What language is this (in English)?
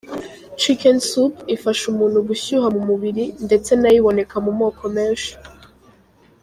Kinyarwanda